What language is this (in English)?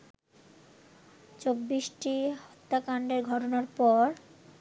Bangla